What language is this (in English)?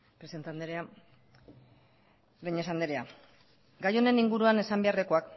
Basque